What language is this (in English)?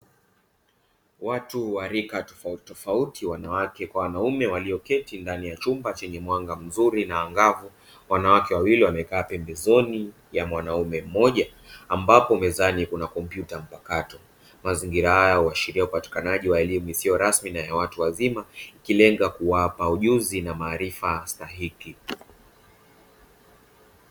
Swahili